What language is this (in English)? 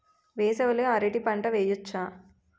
Telugu